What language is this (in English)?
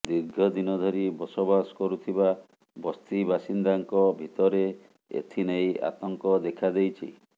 Odia